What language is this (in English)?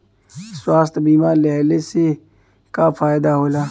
Bhojpuri